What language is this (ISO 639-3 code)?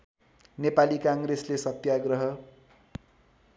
nep